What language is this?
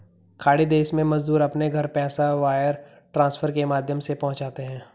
Hindi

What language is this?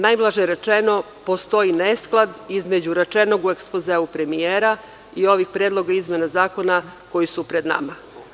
Serbian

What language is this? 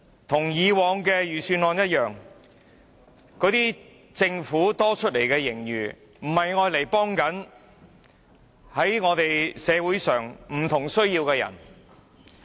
Cantonese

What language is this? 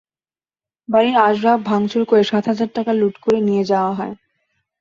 Bangla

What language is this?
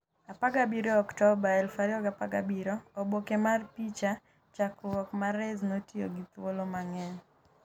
Luo (Kenya and Tanzania)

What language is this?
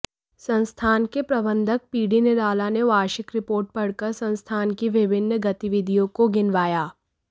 Hindi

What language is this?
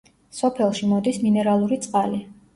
Georgian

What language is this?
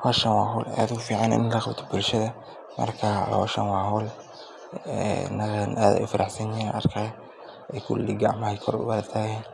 Somali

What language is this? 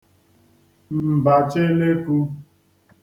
Igbo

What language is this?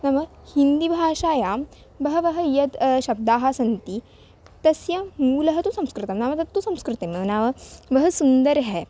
Sanskrit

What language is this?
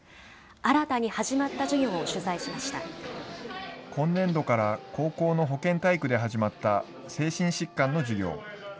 Japanese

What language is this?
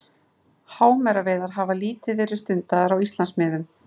Icelandic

